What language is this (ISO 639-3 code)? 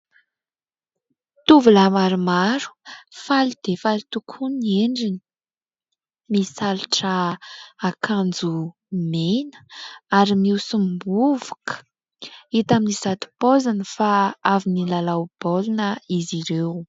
mlg